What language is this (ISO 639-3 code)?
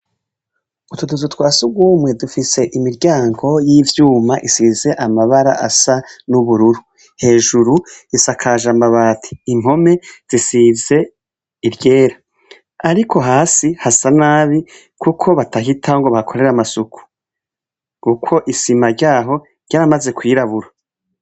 run